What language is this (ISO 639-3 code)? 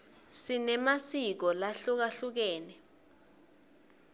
ssw